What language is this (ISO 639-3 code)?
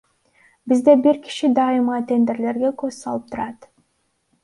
kir